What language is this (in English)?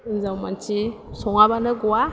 Bodo